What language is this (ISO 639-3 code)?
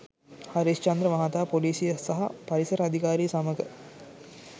sin